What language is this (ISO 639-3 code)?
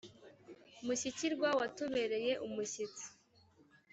kin